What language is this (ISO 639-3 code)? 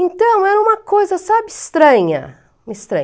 por